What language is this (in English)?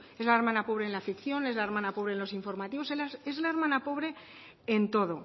Spanish